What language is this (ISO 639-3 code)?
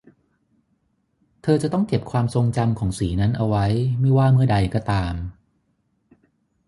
tha